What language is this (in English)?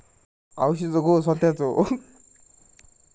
Marathi